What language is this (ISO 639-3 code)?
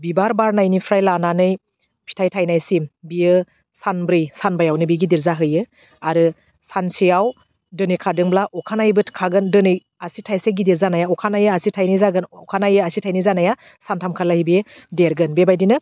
brx